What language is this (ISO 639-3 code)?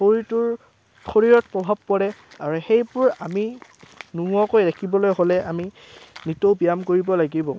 asm